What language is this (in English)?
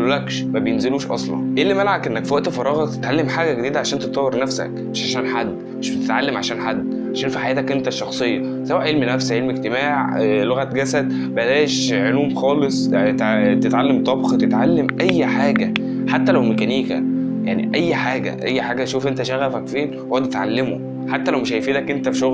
Arabic